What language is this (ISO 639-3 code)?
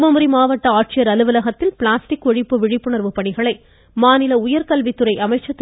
tam